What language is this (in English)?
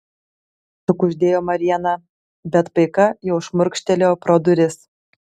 Lithuanian